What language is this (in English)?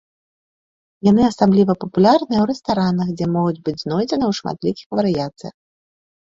Belarusian